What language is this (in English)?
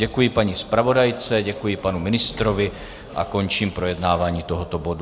Czech